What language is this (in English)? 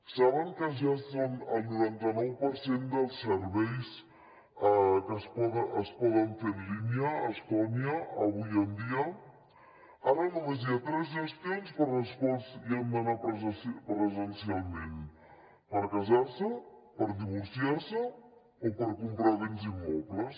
Catalan